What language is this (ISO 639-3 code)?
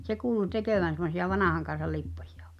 fin